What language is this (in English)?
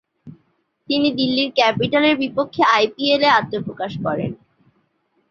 Bangla